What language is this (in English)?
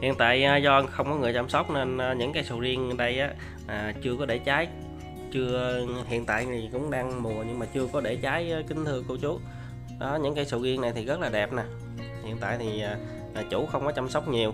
Vietnamese